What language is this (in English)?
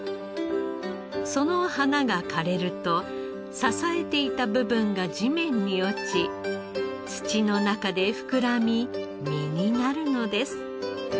Japanese